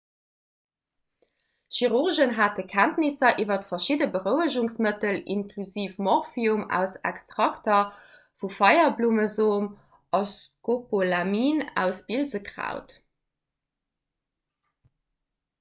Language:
Luxembourgish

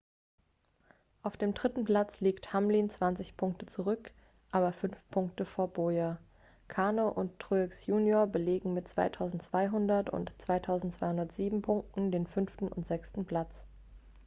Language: German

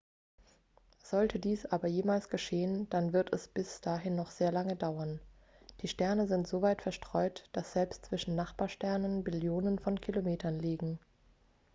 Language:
German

